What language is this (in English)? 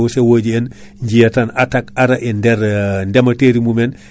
Fula